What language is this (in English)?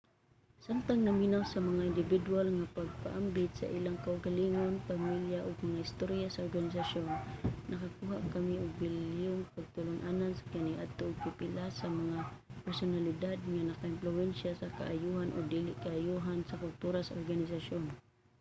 Cebuano